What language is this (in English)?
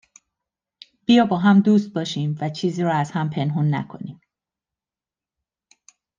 Persian